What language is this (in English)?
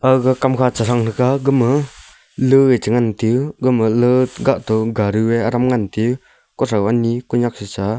Wancho Naga